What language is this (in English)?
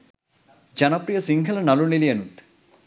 Sinhala